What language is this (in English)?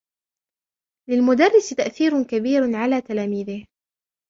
Arabic